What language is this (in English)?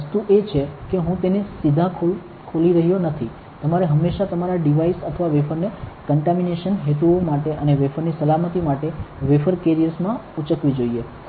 Gujarati